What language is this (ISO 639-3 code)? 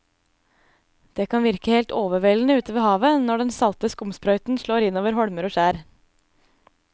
nor